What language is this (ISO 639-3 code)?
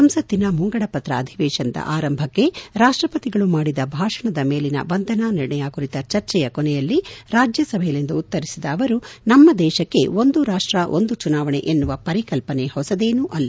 kan